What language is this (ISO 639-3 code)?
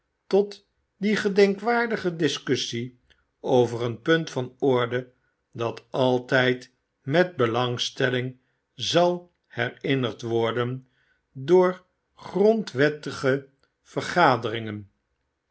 nld